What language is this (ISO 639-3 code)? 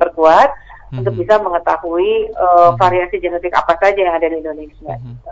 ind